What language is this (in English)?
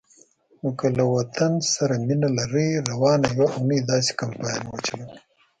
Pashto